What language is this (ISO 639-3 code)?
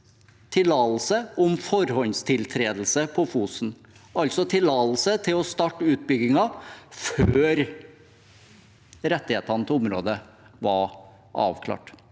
nor